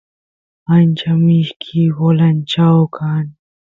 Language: Santiago del Estero Quichua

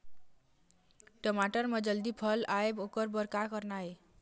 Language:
Chhattisgarhi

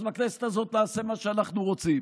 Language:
Hebrew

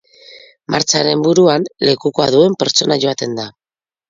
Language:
Basque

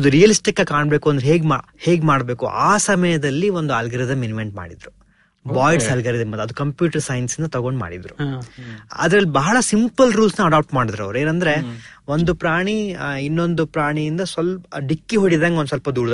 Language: Kannada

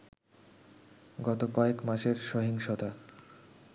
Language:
Bangla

